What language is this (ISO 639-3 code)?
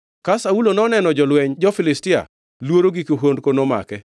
luo